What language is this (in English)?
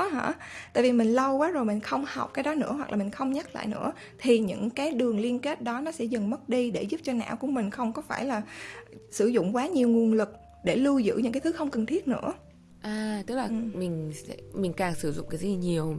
Vietnamese